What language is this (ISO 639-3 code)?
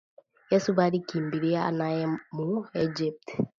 swa